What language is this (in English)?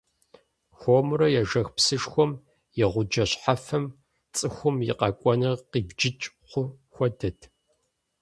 Kabardian